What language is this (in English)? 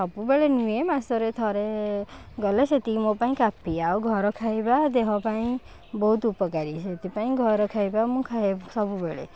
Odia